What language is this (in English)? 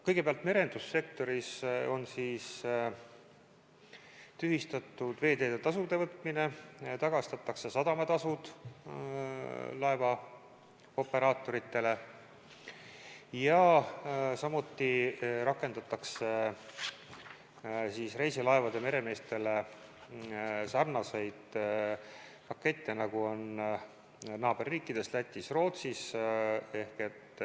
Estonian